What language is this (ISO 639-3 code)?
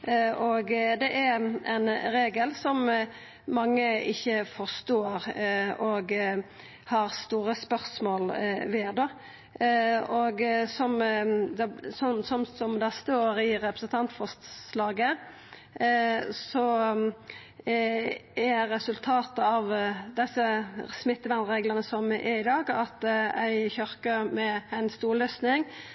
nno